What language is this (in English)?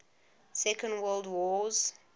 English